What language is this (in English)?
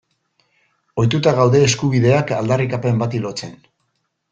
Basque